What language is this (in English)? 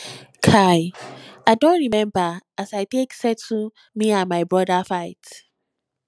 Nigerian Pidgin